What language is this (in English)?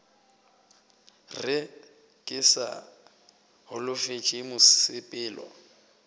Northern Sotho